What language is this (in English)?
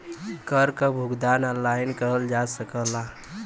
Bhojpuri